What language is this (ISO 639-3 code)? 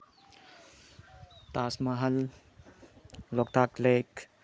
mni